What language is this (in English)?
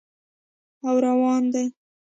Pashto